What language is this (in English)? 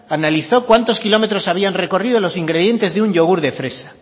Spanish